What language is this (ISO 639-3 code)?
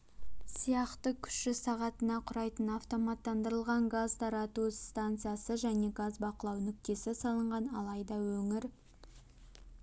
kaz